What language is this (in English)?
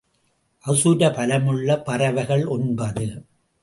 Tamil